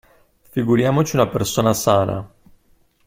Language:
Italian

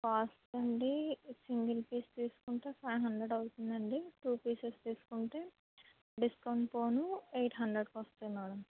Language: Telugu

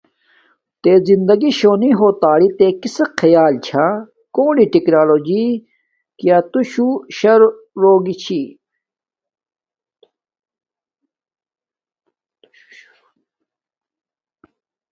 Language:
Domaaki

